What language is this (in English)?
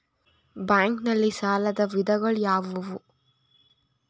Kannada